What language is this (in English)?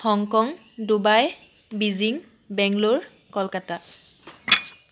Assamese